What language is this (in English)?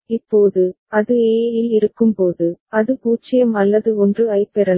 Tamil